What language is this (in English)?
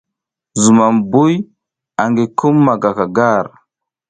South Giziga